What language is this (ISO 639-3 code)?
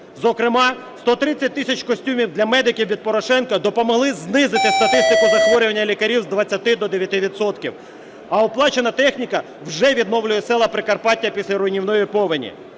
ukr